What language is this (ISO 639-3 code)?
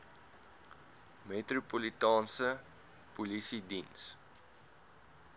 afr